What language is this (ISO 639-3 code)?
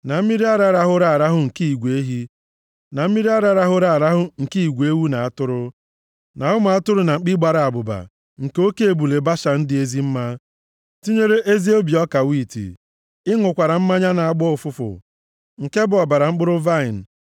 ibo